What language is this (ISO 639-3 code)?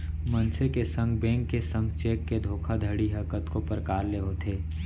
hne